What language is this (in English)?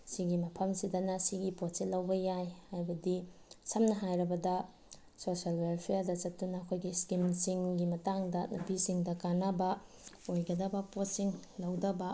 Manipuri